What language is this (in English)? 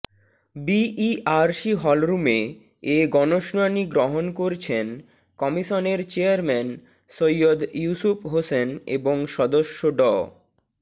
Bangla